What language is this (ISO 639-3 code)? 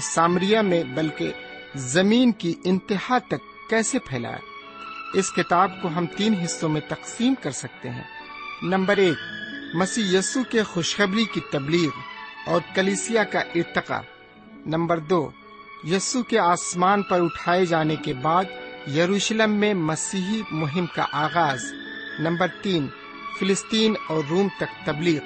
urd